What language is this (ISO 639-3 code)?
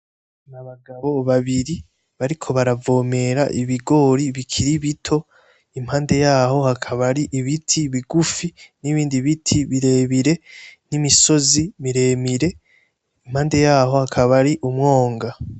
run